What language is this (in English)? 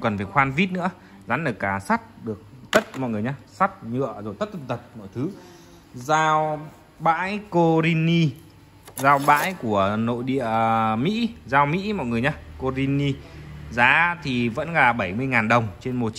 Vietnamese